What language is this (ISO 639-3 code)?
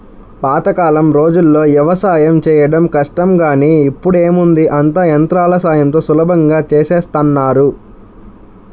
tel